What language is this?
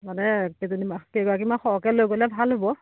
Assamese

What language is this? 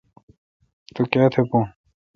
Kalkoti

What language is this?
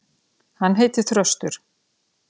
Icelandic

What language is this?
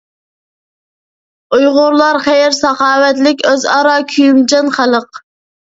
Uyghur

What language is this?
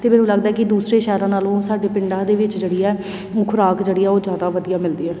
Punjabi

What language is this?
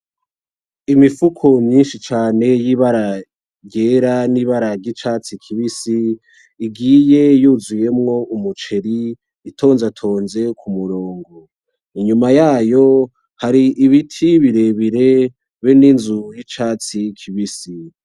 Rundi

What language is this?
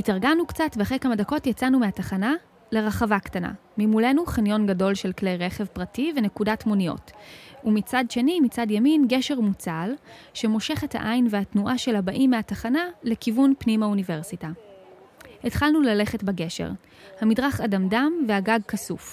Hebrew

